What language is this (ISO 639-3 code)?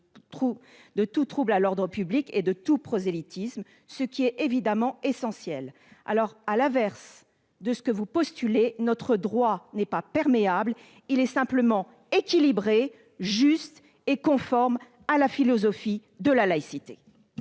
fra